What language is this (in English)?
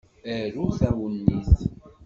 Kabyle